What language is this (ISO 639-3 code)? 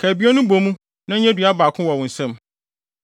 aka